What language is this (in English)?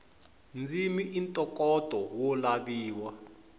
Tsonga